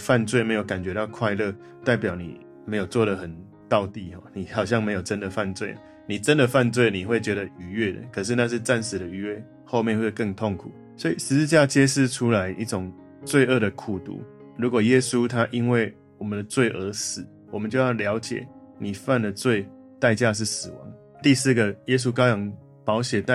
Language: Chinese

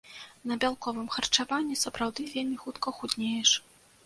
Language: Belarusian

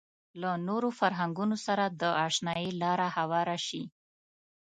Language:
Pashto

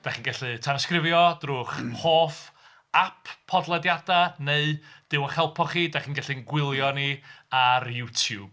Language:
Welsh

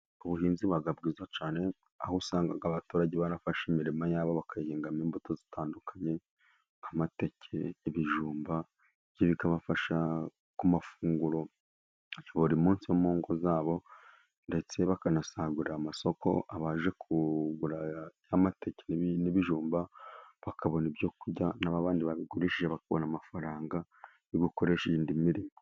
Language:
Kinyarwanda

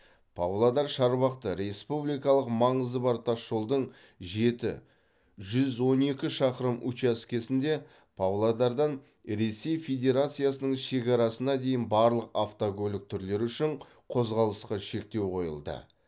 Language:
Kazakh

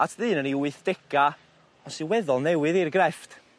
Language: Welsh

